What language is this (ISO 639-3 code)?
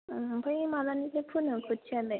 brx